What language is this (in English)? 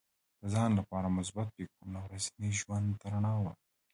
Pashto